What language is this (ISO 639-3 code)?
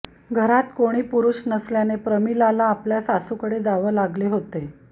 mar